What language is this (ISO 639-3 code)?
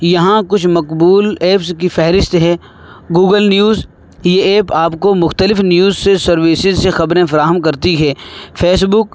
urd